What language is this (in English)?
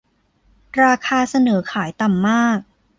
Thai